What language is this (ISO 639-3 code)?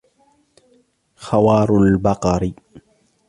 ara